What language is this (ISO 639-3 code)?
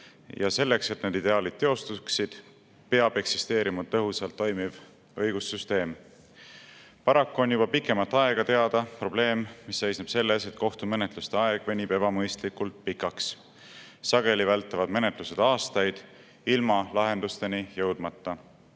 est